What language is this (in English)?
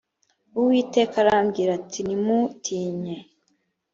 Kinyarwanda